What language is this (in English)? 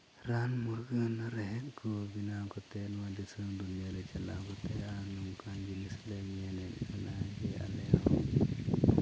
Santali